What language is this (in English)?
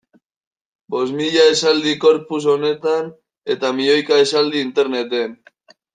Basque